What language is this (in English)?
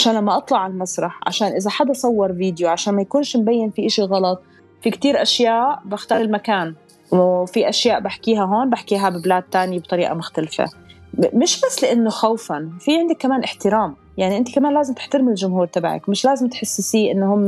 Arabic